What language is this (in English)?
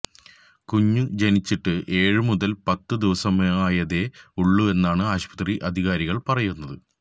Malayalam